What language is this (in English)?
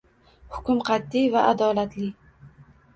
Uzbek